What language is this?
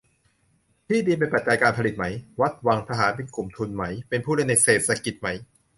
Thai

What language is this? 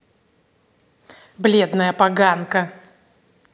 Russian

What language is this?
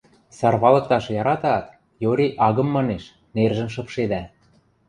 Western Mari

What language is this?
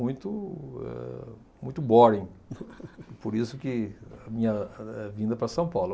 Portuguese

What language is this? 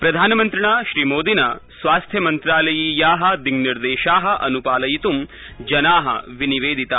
Sanskrit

